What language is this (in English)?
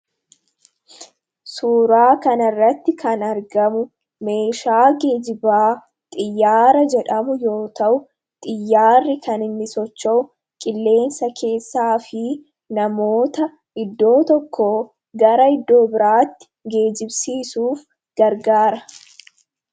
Oromo